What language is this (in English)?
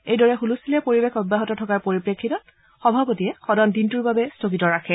Assamese